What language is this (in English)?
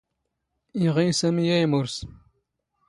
Standard Moroccan Tamazight